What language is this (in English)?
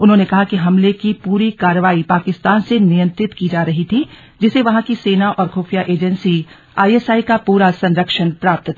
Hindi